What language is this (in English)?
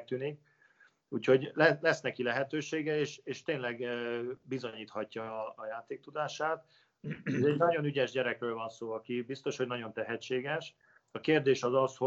Hungarian